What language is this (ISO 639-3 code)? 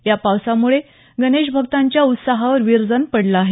mar